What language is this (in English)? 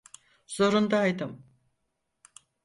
Turkish